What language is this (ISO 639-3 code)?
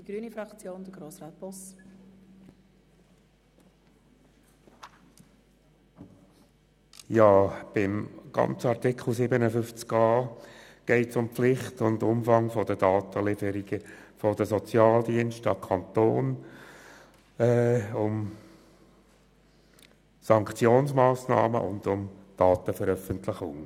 gsw